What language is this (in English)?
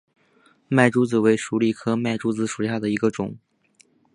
Chinese